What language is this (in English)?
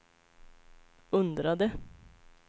Swedish